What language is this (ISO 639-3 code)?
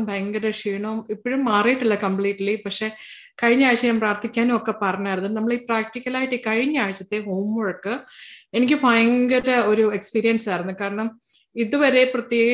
mal